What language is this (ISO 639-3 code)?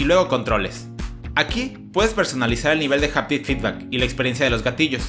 spa